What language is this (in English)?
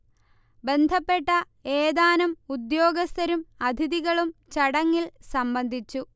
Malayalam